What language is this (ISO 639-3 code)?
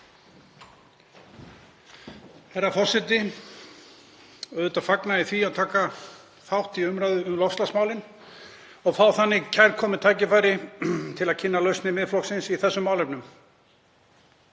isl